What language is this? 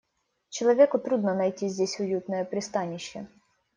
Russian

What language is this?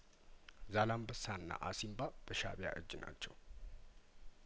Amharic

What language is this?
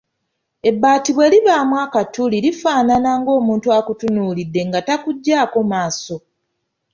Ganda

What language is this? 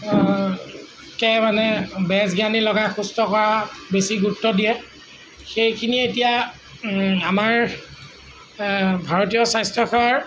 Assamese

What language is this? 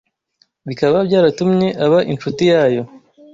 Kinyarwanda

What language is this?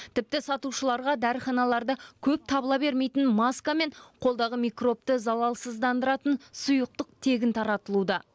Kazakh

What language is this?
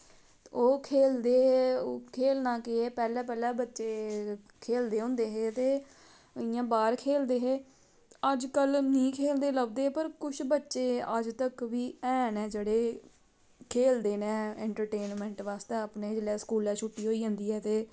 Dogri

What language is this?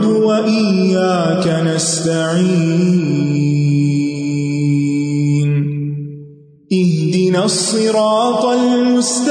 Urdu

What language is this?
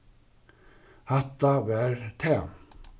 Faroese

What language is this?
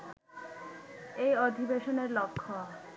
Bangla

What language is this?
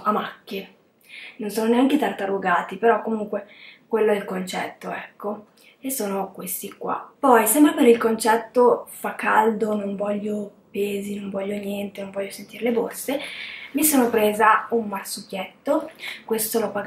Italian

